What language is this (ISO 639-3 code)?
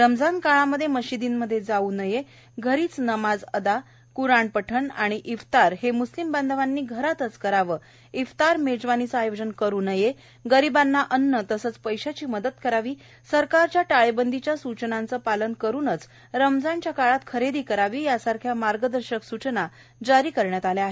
mar